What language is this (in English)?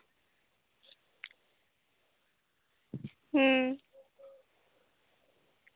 Santali